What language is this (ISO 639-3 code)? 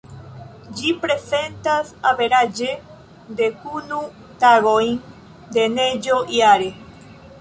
epo